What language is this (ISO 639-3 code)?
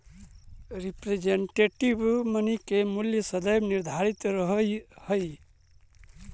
mag